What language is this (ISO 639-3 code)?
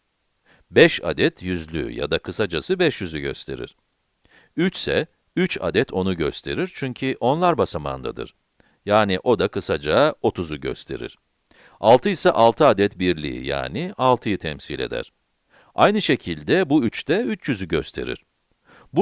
tur